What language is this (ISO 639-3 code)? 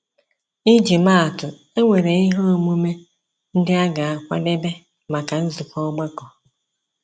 ibo